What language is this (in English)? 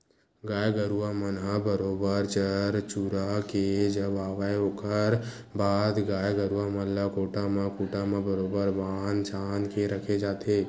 Chhattisgarhi